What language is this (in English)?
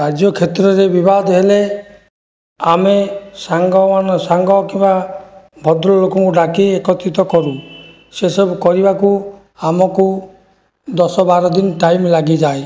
Odia